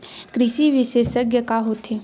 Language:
Chhattisgarhi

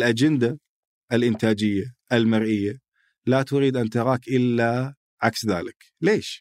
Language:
Arabic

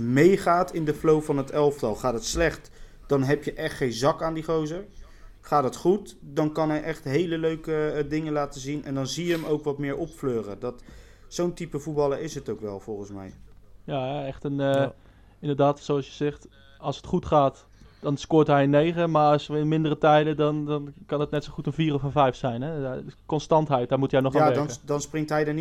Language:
Dutch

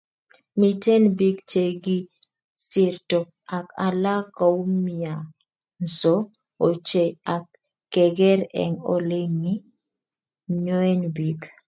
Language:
Kalenjin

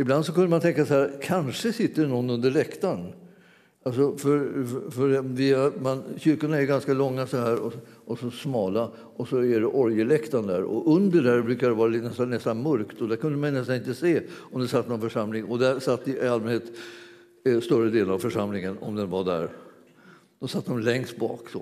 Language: Swedish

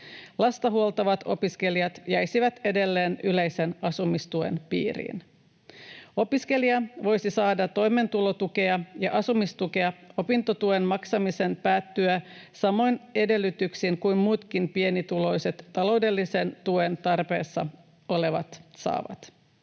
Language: Finnish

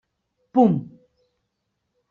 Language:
Catalan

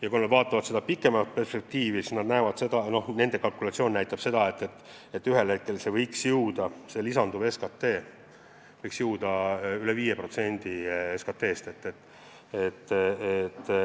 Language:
Estonian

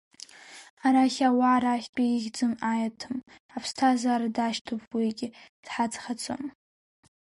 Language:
Abkhazian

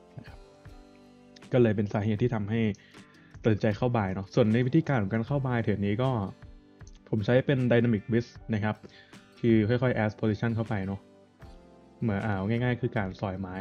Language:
Thai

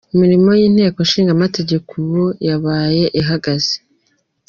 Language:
Kinyarwanda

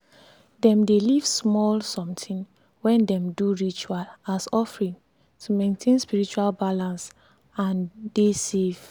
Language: Nigerian Pidgin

